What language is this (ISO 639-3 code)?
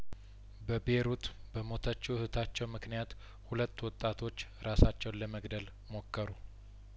amh